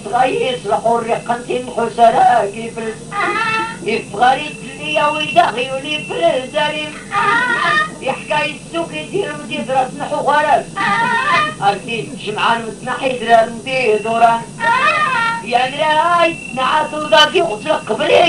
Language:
Arabic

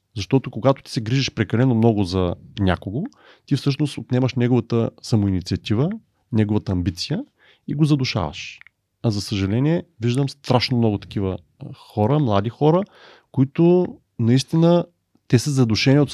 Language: Bulgarian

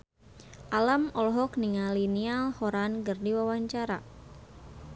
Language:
Sundanese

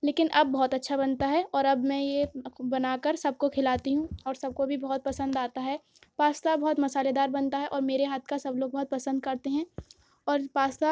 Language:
Urdu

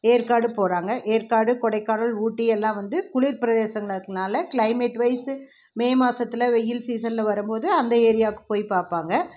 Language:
Tamil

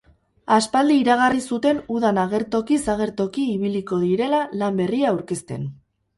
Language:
Basque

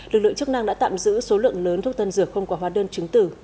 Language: Vietnamese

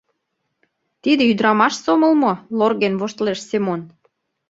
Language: Mari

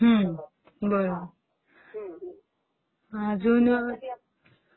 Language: Marathi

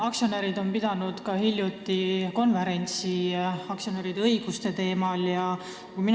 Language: Estonian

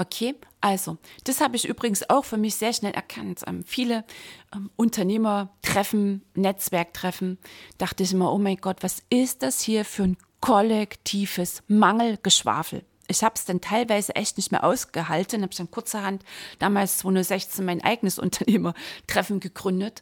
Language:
German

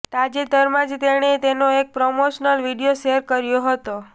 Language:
Gujarati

